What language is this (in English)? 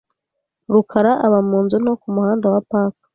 Kinyarwanda